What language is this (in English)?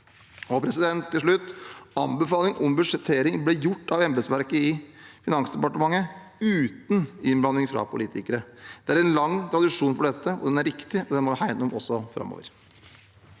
Norwegian